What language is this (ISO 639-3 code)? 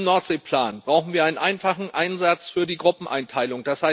deu